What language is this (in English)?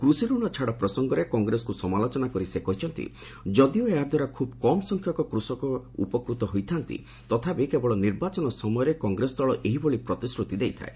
Odia